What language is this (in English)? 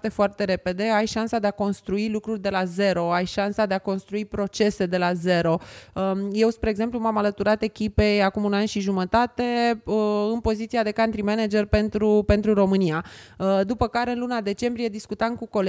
Romanian